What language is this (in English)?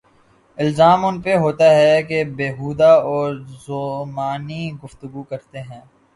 Urdu